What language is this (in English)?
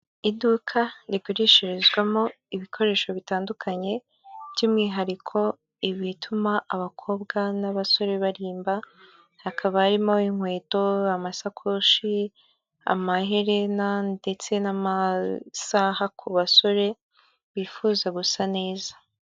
Kinyarwanda